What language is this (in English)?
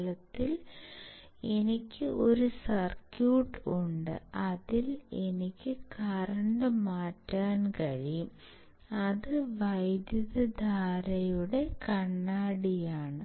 Malayalam